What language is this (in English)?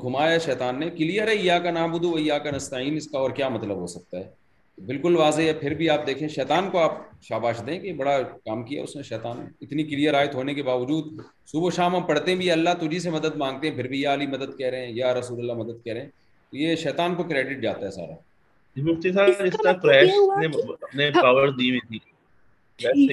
Urdu